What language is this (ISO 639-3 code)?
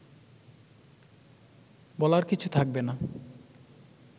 ben